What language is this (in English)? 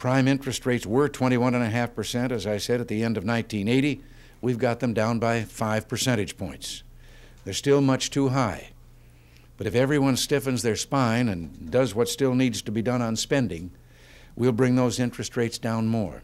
English